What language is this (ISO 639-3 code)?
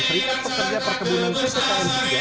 ind